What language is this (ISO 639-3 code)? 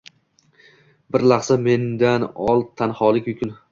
uzb